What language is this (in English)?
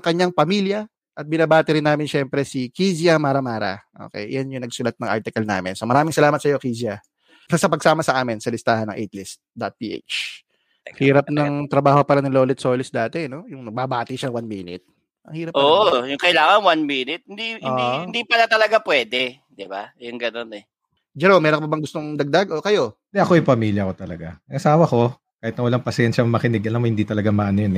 Filipino